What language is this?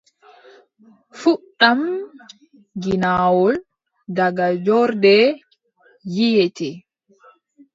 Adamawa Fulfulde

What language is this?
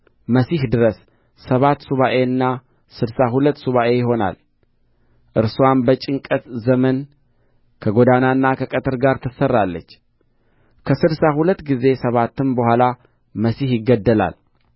Amharic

